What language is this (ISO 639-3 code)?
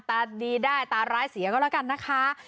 tha